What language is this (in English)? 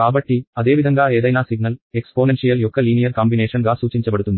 Telugu